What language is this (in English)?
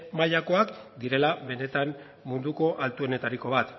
Basque